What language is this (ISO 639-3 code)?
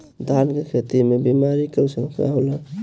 bho